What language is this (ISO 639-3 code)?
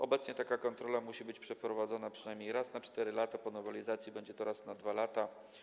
pol